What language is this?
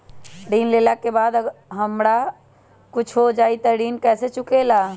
Magahi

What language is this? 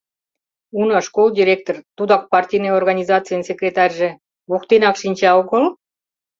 Mari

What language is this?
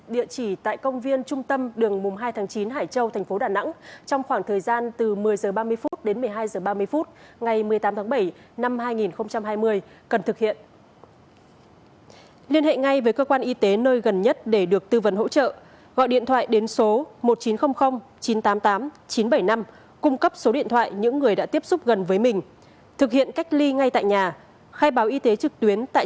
Vietnamese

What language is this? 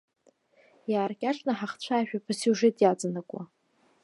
Abkhazian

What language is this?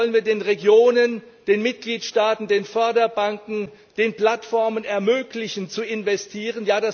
German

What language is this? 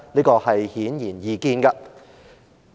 Cantonese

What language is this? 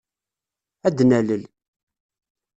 Kabyle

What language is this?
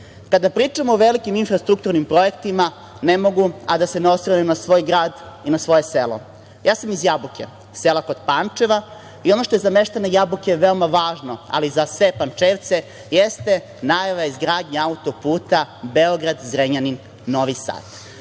Serbian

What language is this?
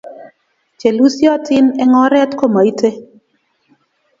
Kalenjin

